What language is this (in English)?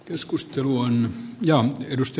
Finnish